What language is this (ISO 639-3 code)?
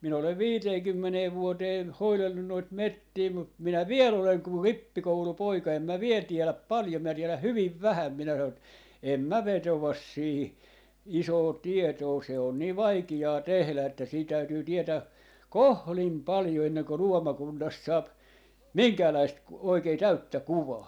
fin